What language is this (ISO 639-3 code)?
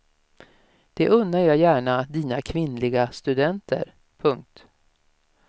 swe